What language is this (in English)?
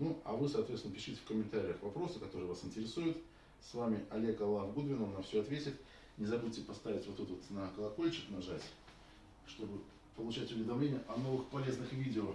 Russian